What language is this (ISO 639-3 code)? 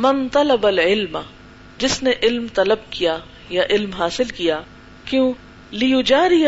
urd